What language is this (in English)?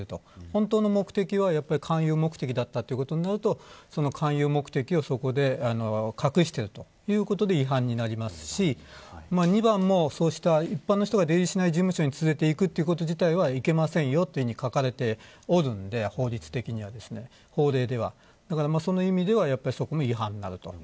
Japanese